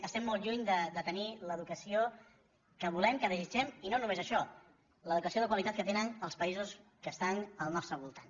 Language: Catalan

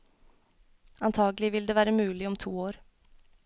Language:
Norwegian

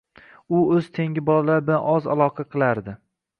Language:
Uzbek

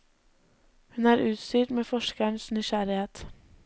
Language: Norwegian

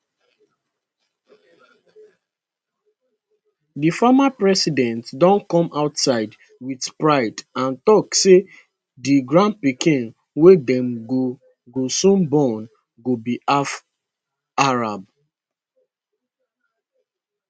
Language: Nigerian Pidgin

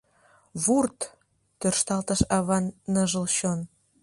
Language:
Mari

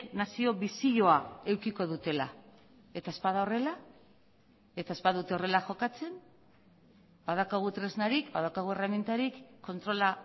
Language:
Basque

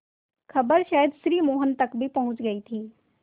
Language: Hindi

